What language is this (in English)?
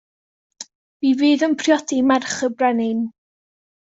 Welsh